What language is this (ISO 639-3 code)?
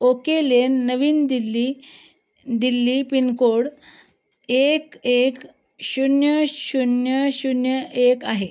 mar